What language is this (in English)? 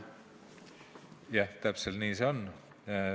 Estonian